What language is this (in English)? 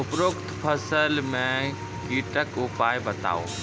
Maithili